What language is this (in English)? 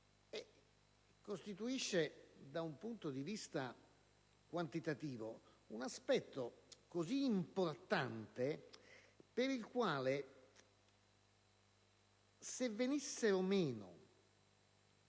Italian